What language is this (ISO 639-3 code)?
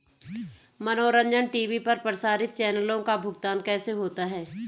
hin